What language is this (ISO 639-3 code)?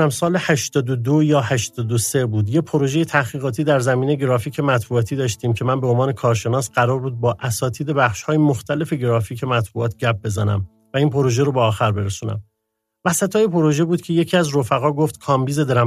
fas